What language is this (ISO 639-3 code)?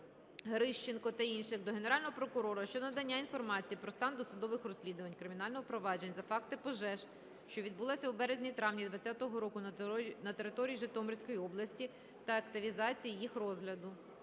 ukr